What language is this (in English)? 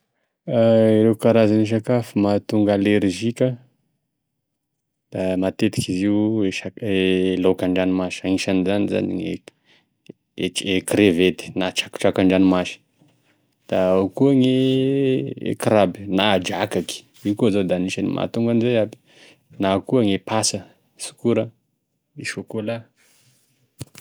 Tesaka Malagasy